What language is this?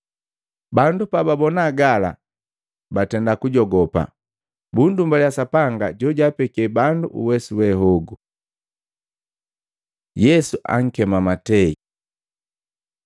Matengo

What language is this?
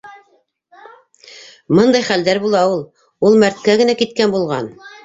Bashkir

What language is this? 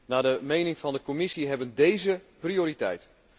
Dutch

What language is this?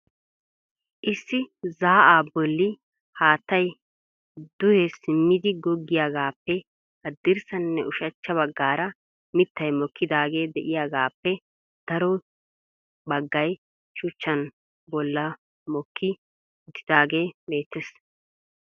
Wolaytta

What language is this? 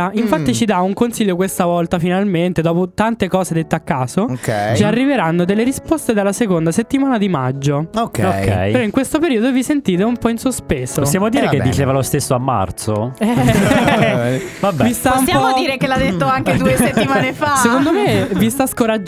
Italian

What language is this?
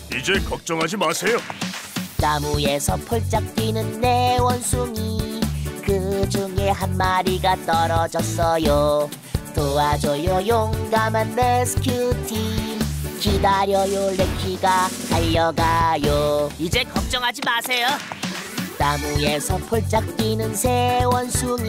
Korean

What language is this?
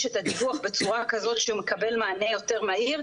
Hebrew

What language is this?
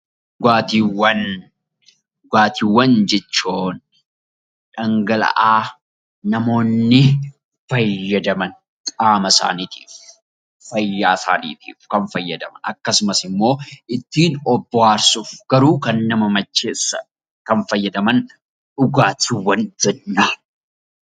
Oromo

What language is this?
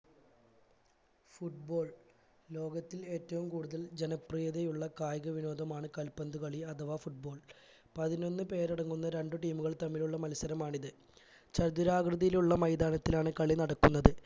Malayalam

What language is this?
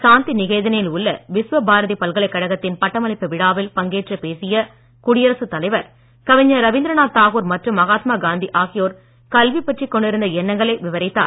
Tamil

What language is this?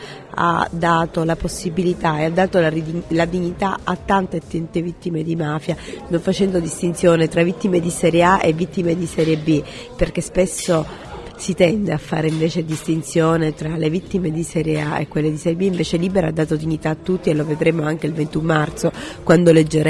Italian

